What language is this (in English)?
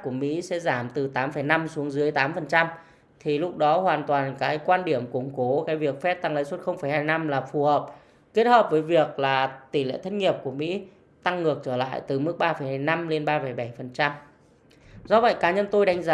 Vietnamese